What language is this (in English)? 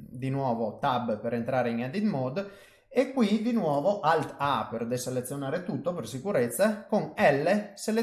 Italian